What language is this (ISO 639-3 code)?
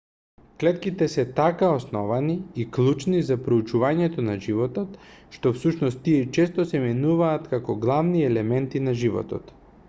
mkd